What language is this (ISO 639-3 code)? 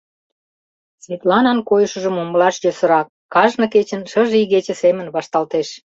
chm